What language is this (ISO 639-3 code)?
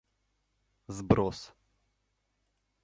rus